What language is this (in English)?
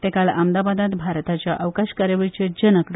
Konkani